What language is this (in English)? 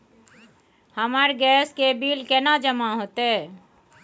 Maithili